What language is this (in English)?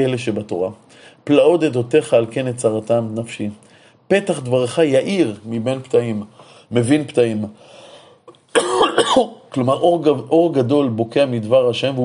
Hebrew